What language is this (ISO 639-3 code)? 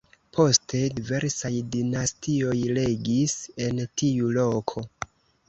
epo